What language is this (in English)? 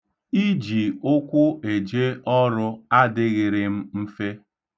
Igbo